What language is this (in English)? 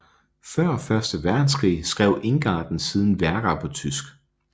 Danish